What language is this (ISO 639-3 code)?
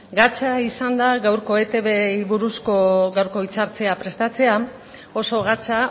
eus